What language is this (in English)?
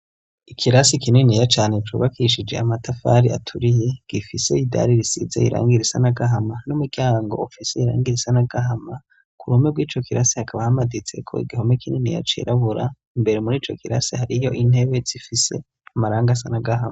Rundi